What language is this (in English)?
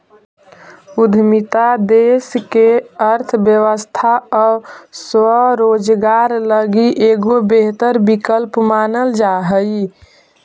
Magahi